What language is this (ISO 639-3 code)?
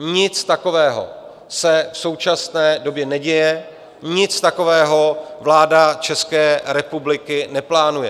ces